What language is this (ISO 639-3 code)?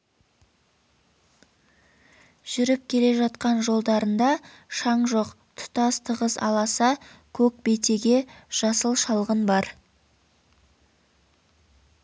kaz